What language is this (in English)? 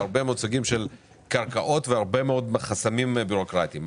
Hebrew